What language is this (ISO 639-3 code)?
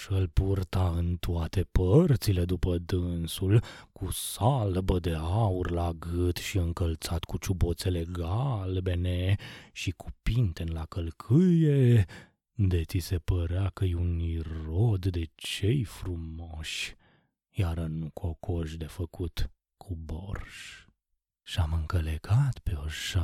ron